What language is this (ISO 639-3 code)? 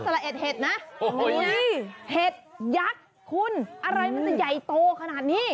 tha